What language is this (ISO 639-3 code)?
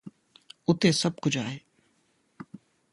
snd